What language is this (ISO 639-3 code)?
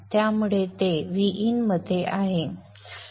mar